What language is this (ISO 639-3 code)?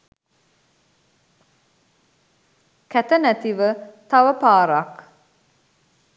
sin